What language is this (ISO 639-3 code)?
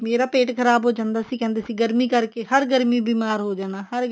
pan